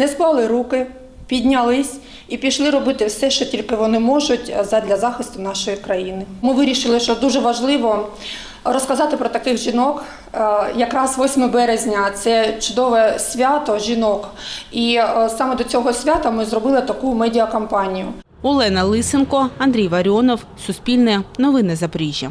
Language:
Ukrainian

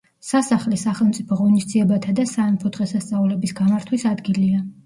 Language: Georgian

